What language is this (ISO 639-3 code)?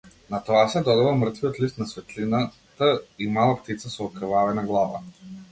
mkd